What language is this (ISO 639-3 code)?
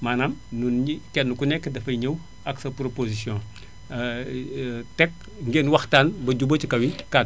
wol